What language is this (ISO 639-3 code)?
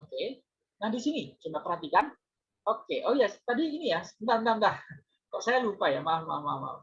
ind